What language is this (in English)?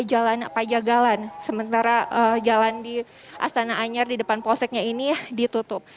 Indonesian